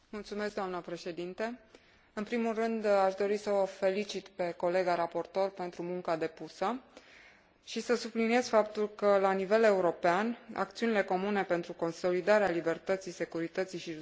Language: Romanian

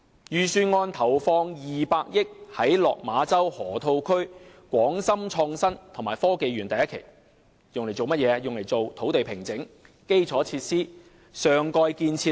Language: Cantonese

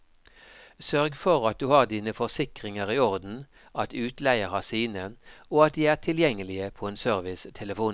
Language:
Norwegian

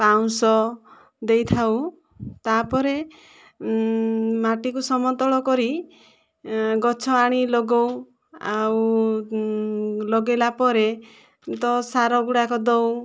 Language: Odia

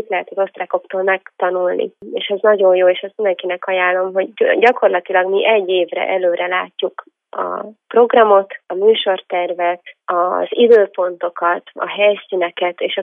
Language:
Hungarian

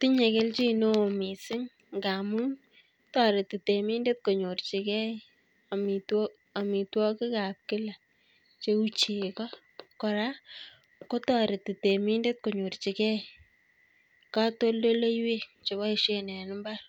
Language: Kalenjin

